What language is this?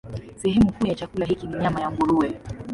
Swahili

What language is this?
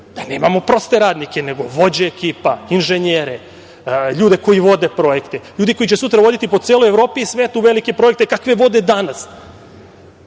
Serbian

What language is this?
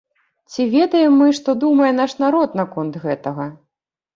Belarusian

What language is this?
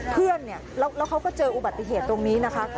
Thai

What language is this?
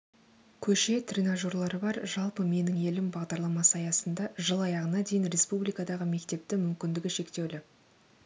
Kazakh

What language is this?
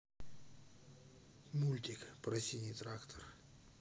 Russian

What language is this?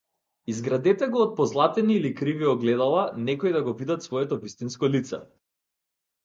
Macedonian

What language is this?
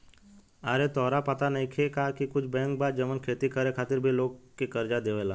Bhojpuri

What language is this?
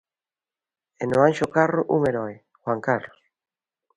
Galician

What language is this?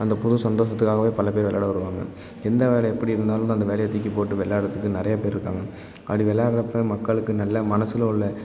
Tamil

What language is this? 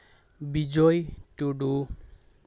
Santali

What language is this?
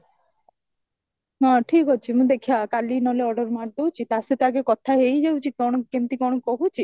Odia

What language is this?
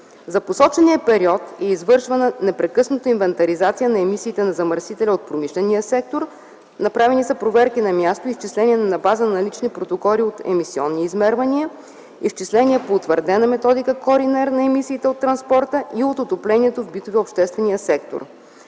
Bulgarian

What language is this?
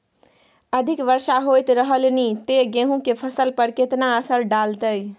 Maithili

